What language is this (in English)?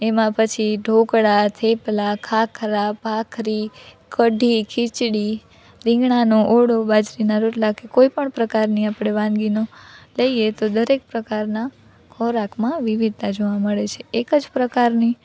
Gujarati